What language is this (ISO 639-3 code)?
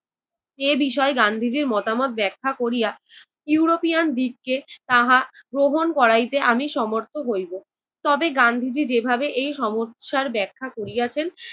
ben